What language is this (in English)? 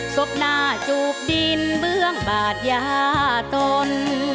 Thai